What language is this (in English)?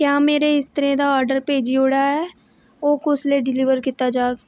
Dogri